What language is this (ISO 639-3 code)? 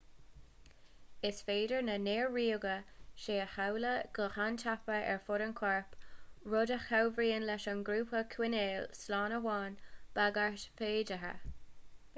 gle